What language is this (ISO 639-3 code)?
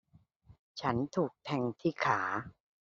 tha